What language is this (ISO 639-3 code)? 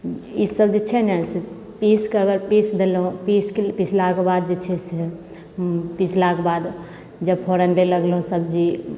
mai